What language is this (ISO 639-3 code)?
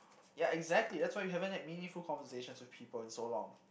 eng